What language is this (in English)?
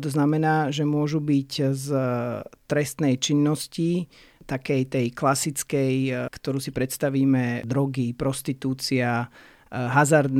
Slovak